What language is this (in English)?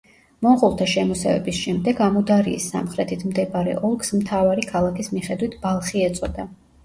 Georgian